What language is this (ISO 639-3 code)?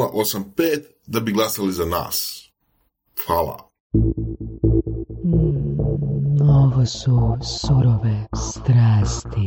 hrv